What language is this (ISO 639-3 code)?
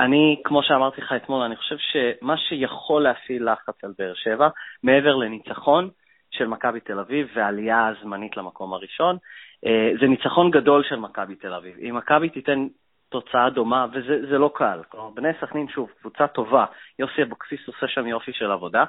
heb